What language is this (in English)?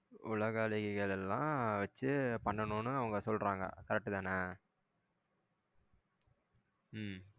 Tamil